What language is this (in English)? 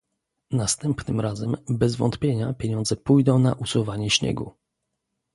Polish